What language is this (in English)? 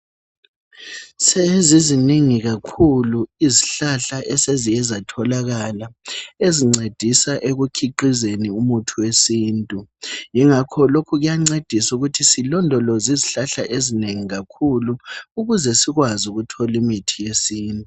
North Ndebele